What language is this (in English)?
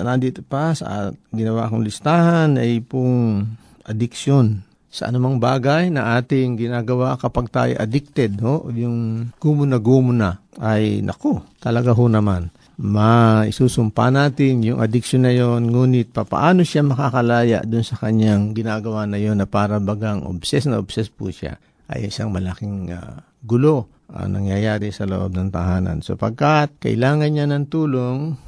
Filipino